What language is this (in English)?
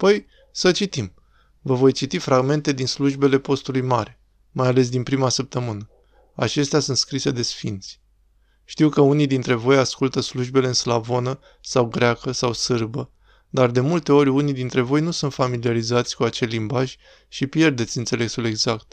Romanian